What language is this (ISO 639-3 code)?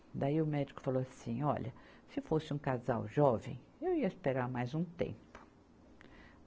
por